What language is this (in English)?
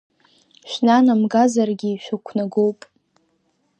Abkhazian